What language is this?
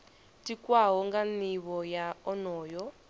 Venda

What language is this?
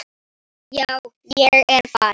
Icelandic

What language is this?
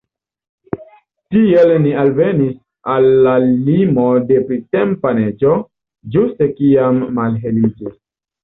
Esperanto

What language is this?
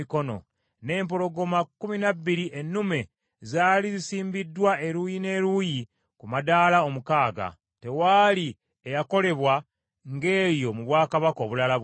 Ganda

